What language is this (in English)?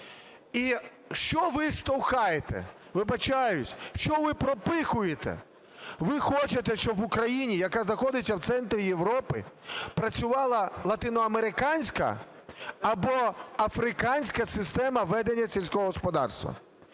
Ukrainian